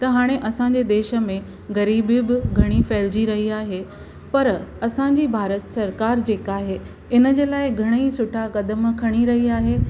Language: Sindhi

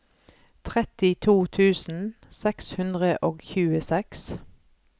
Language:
Norwegian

